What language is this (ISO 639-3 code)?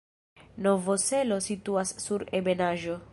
epo